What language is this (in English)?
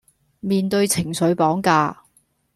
Cantonese